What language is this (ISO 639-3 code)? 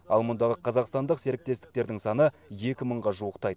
kaz